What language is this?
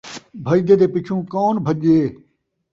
Saraiki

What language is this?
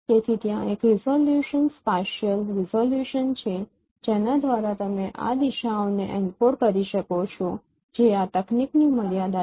Gujarati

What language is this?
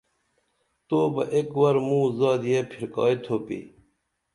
Dameli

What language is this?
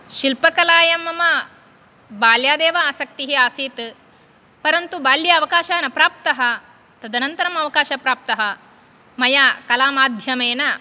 Sanskrit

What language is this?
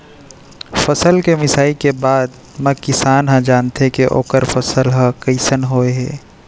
Chhattisgarhi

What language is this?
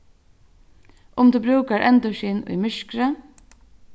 Faroese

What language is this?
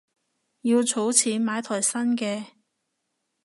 Cantonese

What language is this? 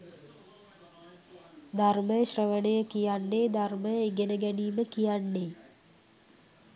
Sinhala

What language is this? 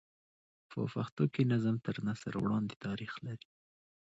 Pashto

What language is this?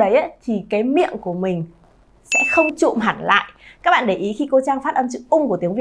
Vietnamese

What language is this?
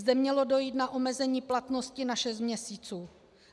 Czech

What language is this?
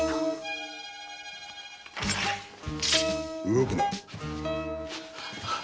Japanese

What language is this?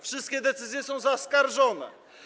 Polish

